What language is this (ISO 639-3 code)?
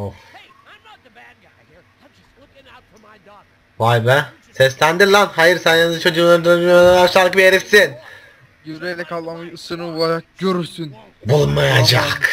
tur